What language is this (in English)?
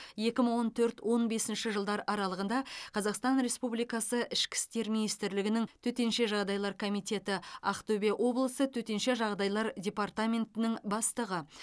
Kazakh